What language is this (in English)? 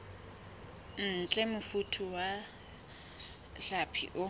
Southern Sotho